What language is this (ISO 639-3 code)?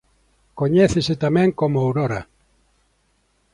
glg